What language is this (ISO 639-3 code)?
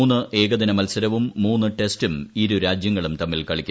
mal